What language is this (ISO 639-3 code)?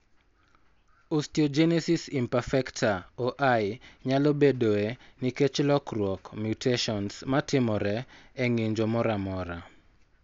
luo